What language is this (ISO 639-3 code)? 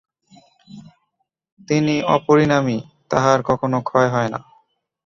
ben